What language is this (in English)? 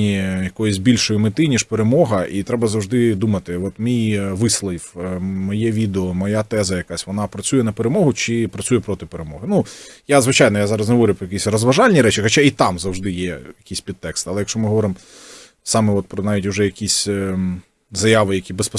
Ukrainian